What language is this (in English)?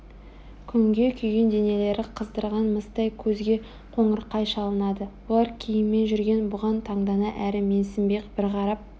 Kazakh